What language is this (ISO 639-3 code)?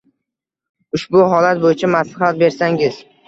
uzb